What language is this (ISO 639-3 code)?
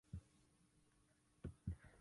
oci